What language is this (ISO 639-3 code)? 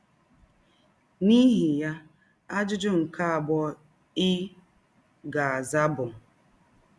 ibo